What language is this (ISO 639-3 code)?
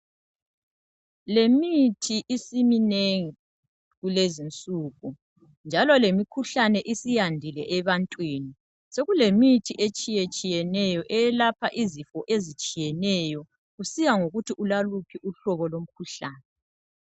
nde